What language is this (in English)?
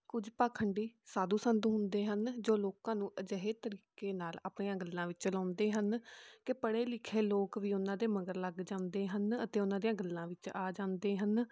Punjabi